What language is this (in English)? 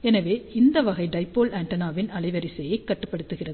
Tamil